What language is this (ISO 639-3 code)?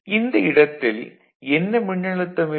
tam